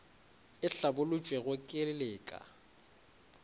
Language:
Northern Sotho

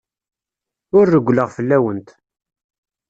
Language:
Kabyle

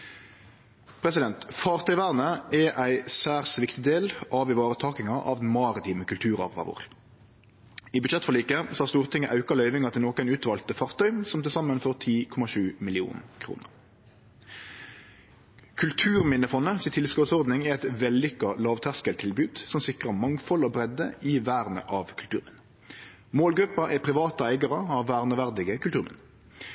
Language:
Norwegian Nynorsk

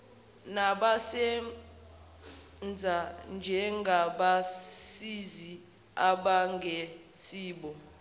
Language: Zulu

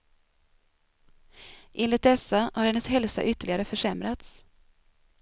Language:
Swedish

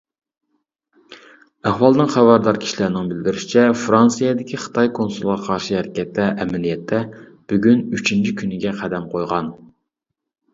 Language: Uyghur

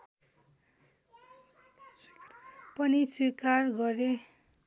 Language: Nepali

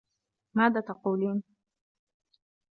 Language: Arabic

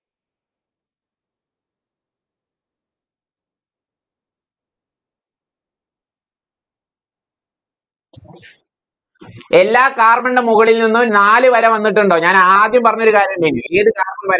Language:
Malayalam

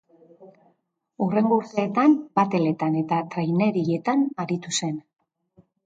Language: Basque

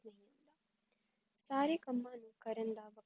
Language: Punjabi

